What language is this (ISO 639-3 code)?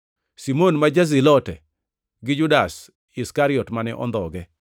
luo